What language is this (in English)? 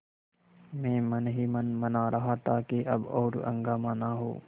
Hindi